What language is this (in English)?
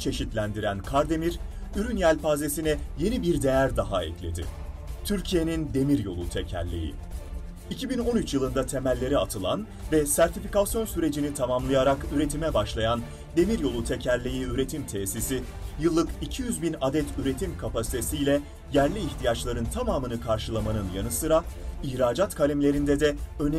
Turkish